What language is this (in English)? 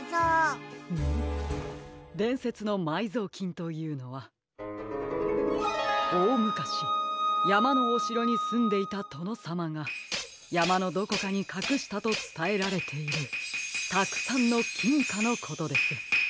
Japanese